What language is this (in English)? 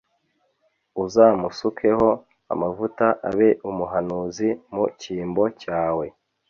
Kinyarwanda